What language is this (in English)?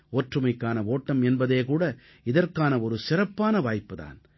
Tamil